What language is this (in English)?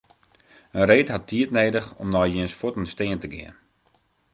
Western Frisian